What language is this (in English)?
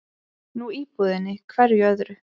Icelandic